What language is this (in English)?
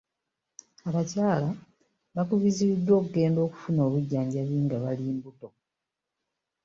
Ganda